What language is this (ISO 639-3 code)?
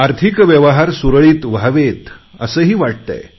mar